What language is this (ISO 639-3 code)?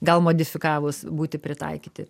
lit